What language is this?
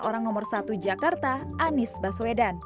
Indonesian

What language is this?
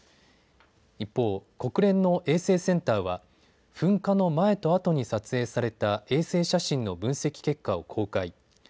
Japanese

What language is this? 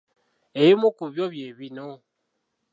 Ganda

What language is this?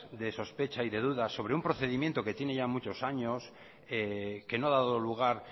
Spanish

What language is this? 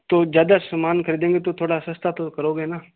Hindi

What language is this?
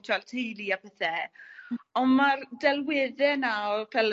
Welsh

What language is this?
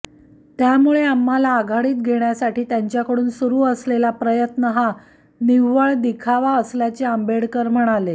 Marathi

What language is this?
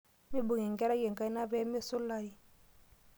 Masai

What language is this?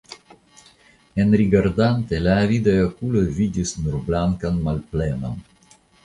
Esperanto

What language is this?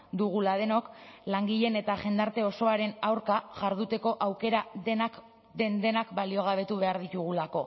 Basque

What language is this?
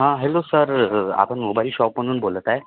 Marathi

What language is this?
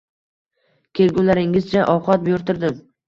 Uzbek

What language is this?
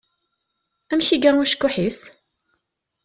Kabyle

